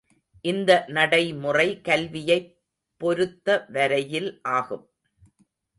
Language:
Tamil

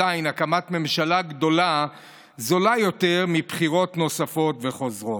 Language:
Hebrew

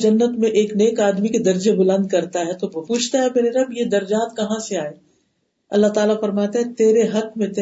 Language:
Urdu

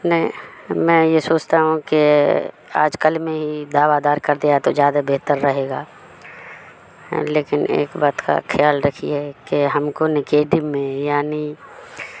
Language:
Urdu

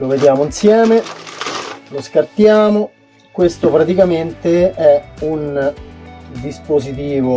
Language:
Italian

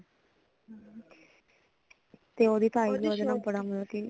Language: Punjabi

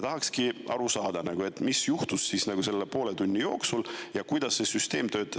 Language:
Estonian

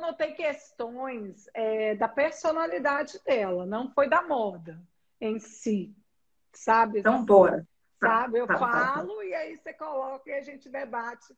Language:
Portuguese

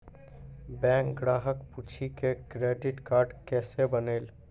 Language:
Maithili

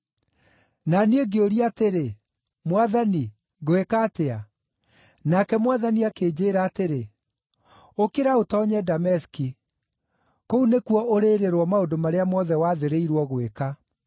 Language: Kikuyu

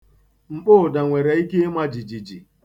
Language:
Igbo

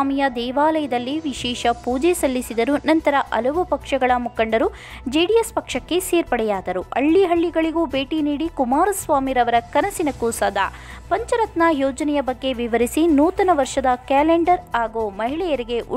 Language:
Arabic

